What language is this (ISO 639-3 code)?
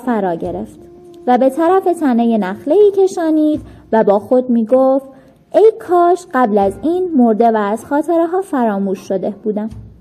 fas